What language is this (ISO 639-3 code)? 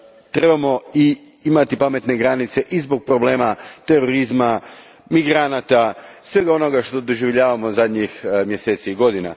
hrv